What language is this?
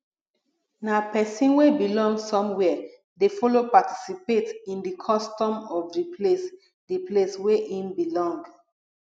Nigerian Pidgin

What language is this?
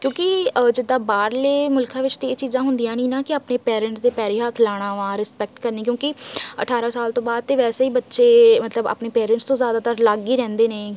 Punjabi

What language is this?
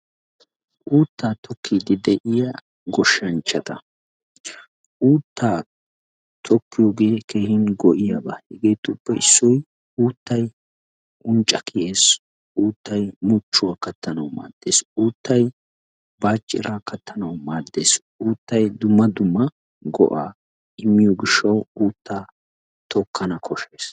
Wolaytta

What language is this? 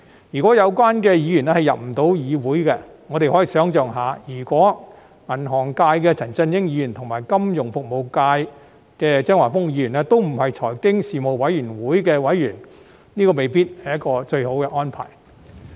Cantonese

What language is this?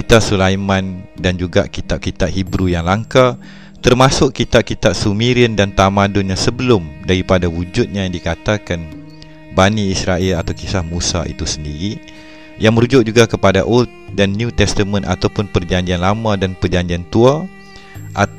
Malay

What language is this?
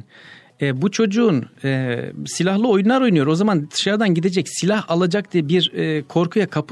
Turkish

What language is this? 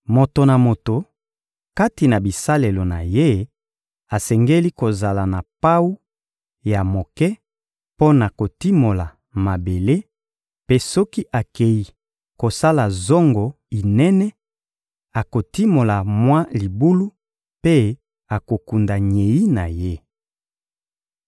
Lingala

